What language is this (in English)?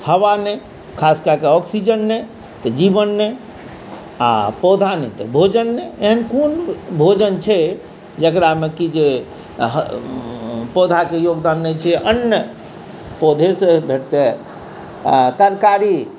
Maithili